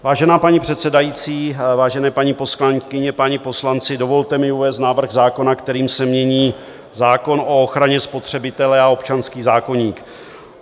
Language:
Czech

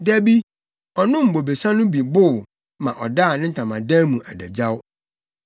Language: Akan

